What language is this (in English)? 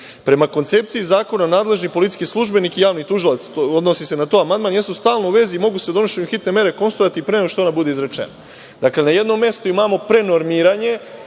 Serbian